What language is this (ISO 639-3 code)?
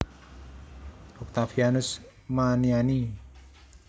jav